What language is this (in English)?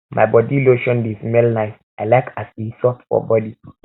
Nigerian Pidgin